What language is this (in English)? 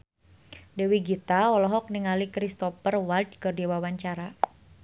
Sundanese